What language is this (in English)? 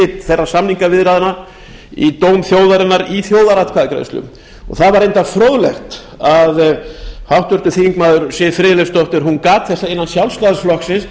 Icelandic